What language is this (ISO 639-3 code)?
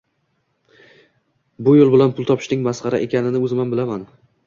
uzb